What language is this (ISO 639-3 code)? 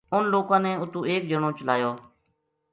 gju